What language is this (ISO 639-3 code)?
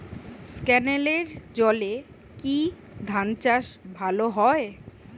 ben